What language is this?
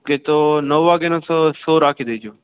Gujarati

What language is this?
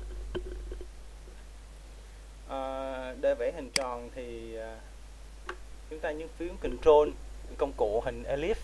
Vietnamese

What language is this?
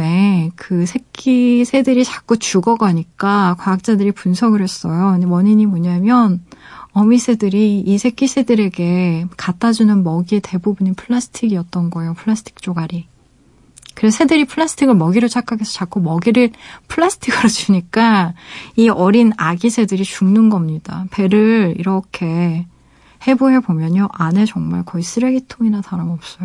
Korean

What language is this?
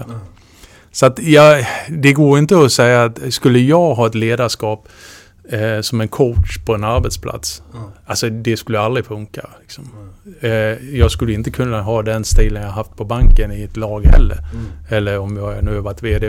Swedish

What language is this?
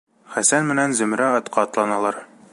Bashkir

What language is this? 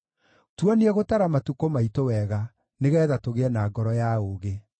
Kikuyu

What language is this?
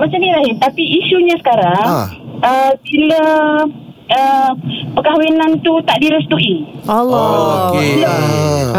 Malay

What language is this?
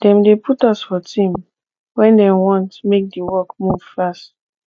Nigerian Pidgin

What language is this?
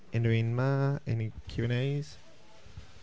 Welsh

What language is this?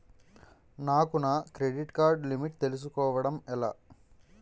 Telugu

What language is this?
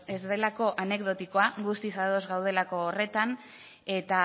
Basque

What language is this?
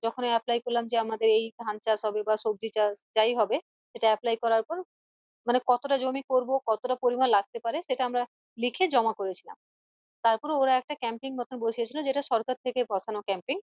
Bangla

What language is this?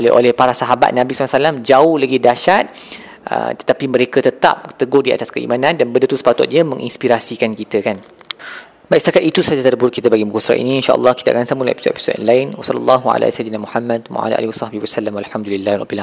Malay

